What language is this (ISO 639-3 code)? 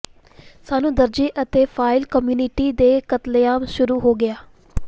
pan